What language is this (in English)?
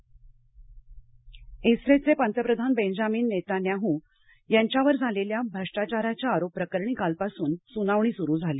Marathi